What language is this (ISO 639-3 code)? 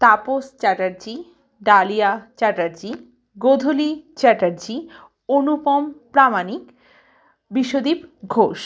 ben